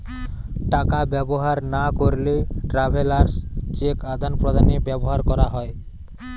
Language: Bangla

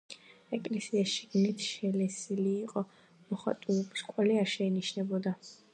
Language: Georgian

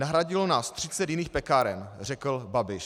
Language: Czech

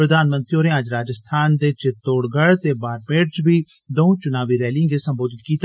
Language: Dogri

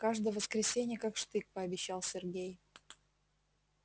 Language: Russian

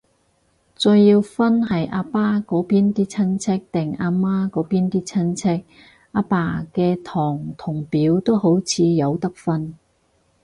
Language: Cantonese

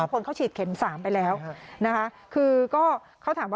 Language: Thai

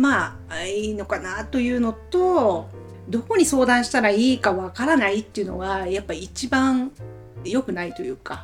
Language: Japanese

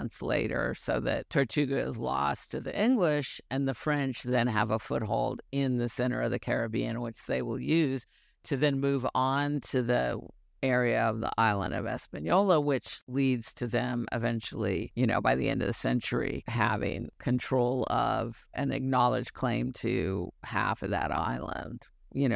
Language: English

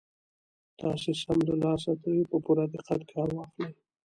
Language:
Pashto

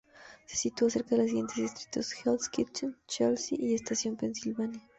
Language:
Spanish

